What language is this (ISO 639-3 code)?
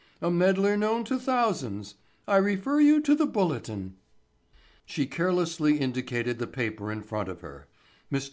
eng